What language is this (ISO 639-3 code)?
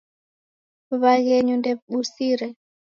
dav